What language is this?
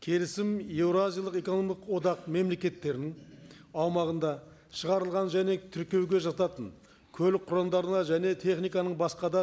Kazakh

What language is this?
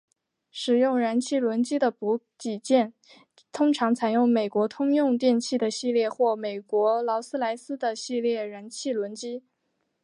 Chinese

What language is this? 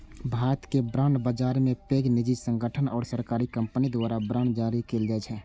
Maithili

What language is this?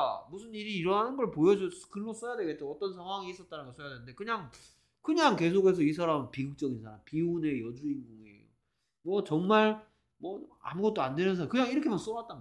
Korean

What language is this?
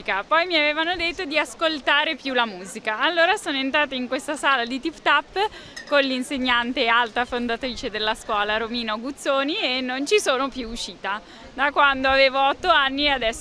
Italian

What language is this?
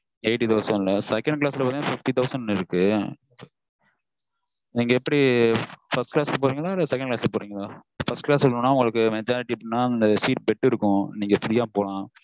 Tamil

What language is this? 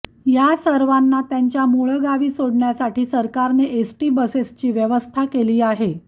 Marathi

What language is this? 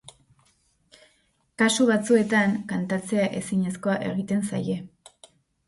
Basque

